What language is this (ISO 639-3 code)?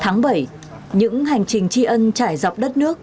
vie